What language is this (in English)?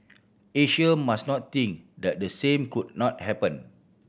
English